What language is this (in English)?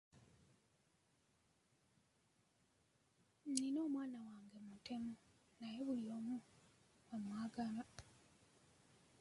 Ganda